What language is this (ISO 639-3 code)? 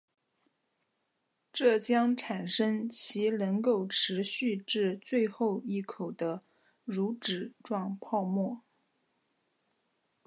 zho